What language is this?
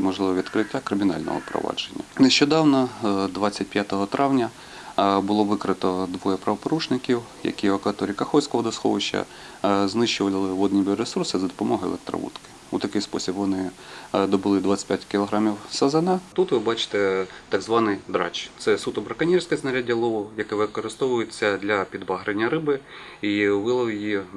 Ukrainian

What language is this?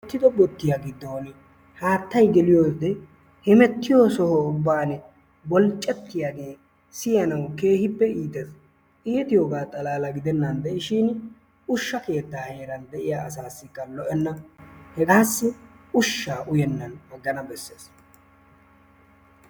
Wolaytta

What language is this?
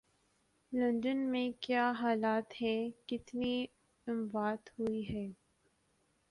Urdu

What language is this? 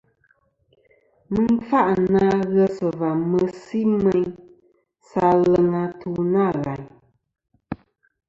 Kom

